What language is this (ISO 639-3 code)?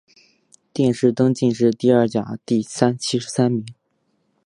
zho